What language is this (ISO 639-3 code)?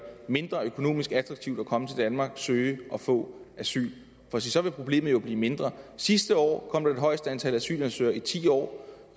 dan